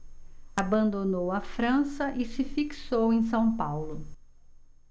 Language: Portuguese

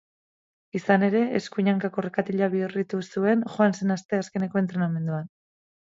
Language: Basque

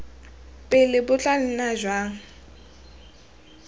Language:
Tswana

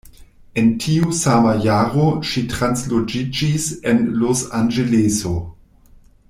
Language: Esperanto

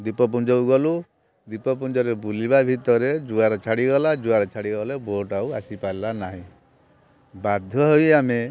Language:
Odia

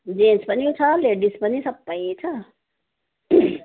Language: Nepali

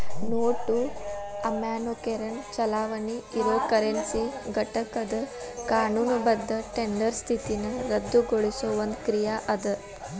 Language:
Kannada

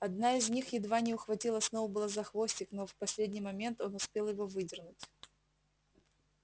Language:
Russian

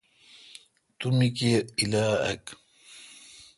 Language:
Kalkoti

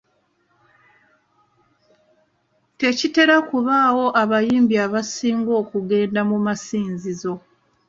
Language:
Ganda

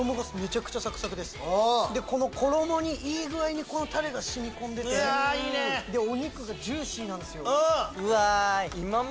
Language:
Japanese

